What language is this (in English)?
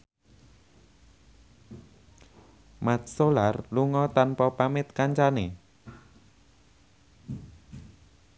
Javanese